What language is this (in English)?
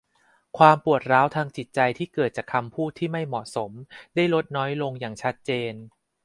Thai